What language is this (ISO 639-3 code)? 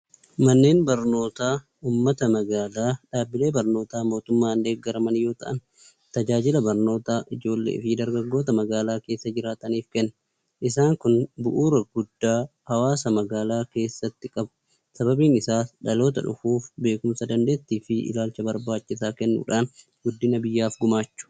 orm